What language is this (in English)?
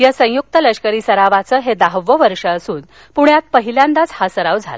Marathi